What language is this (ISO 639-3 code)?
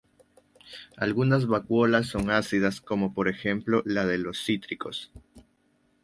spa